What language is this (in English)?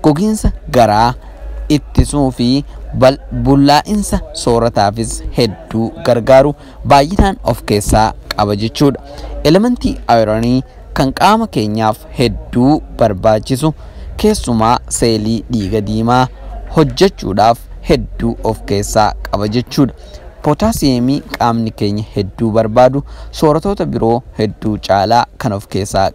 Dutch